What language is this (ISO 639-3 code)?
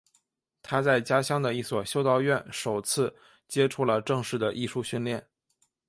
zho